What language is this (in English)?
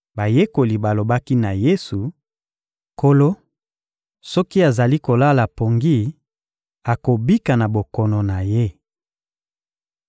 Lingala